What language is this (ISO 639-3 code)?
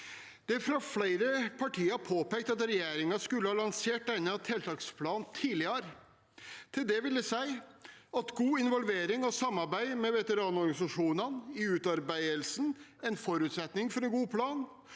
nor